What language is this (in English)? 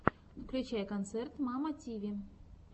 Russian